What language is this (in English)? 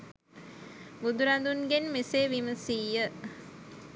Sinhala